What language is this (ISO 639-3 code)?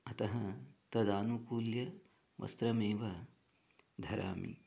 san